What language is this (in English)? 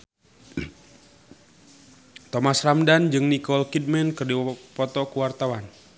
Sundanese